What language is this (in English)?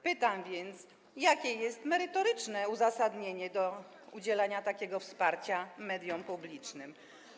Polish